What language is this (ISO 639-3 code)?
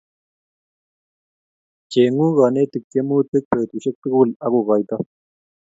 kln